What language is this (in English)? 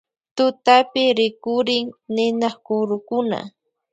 Loja Highland Quichua